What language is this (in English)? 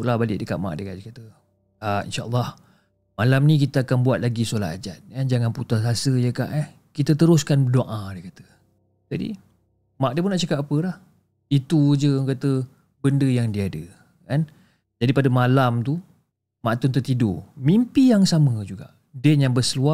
Malay